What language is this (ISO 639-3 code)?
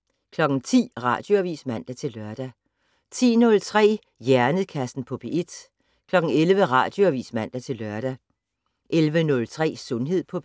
dan